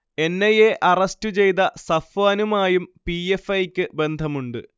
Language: Malayalam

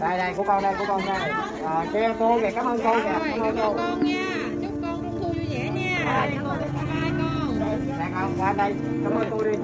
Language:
Vietnamese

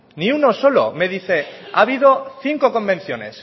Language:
Spanish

